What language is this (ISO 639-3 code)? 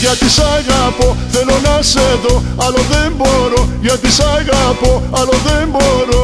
ell